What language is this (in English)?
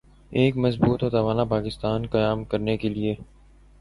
Urdu